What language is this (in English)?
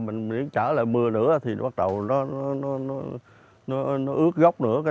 Vietnamese